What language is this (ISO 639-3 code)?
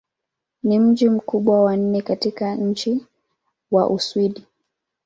swa